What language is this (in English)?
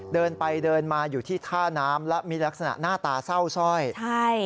Thai